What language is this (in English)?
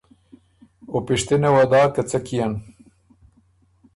Ormuri